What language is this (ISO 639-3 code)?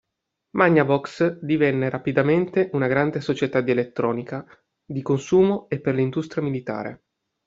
ita